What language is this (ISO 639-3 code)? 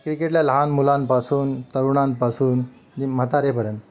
mar